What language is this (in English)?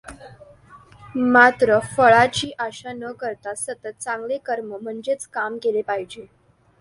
Marathi